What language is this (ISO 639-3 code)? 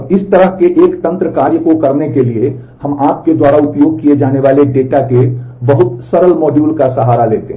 hin